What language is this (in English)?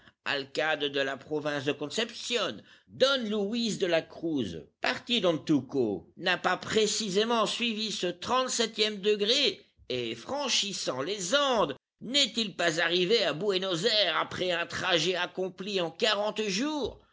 French